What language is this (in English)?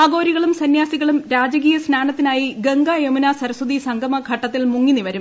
Malayalam